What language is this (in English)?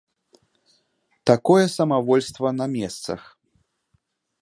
Belarusian